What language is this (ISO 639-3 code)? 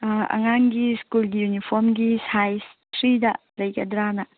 mni